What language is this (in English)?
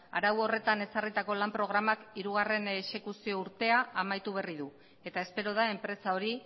Basque